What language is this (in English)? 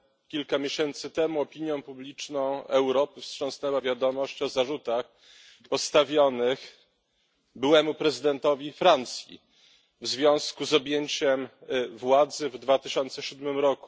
Polish